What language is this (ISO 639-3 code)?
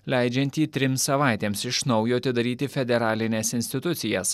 lit